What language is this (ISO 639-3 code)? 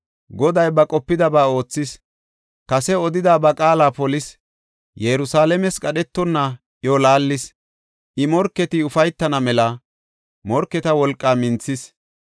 gof